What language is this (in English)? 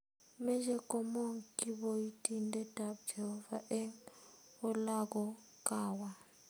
Kalenjin